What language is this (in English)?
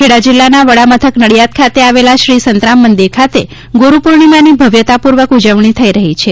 Gujarati